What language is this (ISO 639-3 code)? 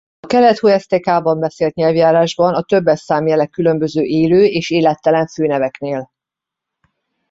hun